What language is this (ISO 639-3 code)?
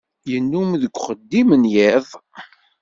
kab